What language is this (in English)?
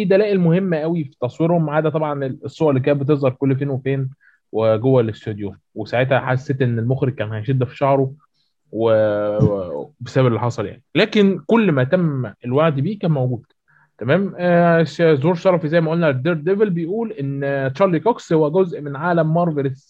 Arabic